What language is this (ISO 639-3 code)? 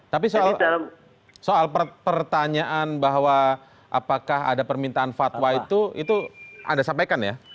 ind